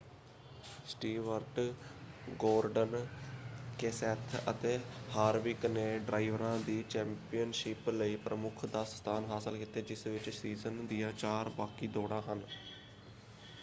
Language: Punjabi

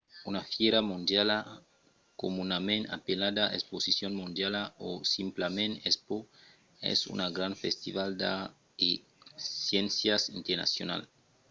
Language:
Occitan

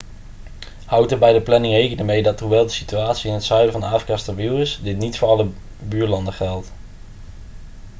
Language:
Dutch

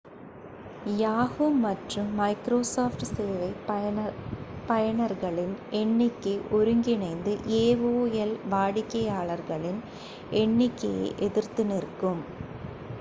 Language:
Tamil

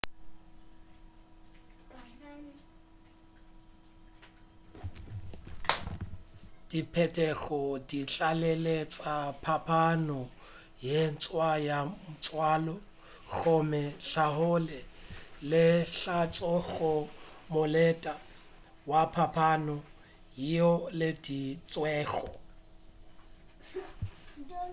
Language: Northern Sotho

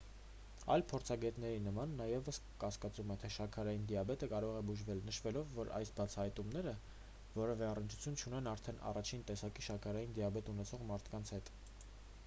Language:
Armenian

